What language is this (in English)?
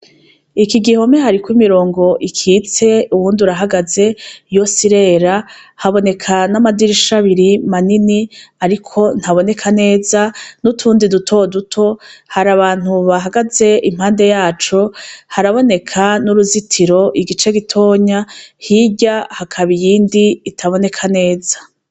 Rundi